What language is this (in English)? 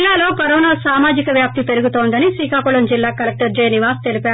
Telugu